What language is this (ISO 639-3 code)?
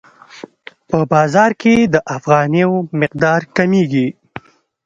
pus